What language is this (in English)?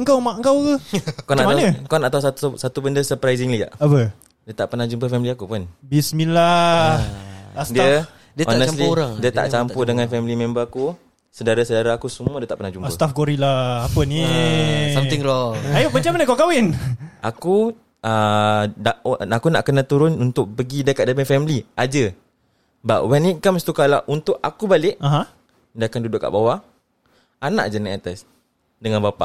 Malay